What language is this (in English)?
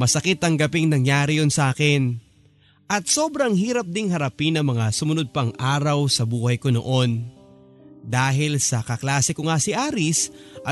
Filipino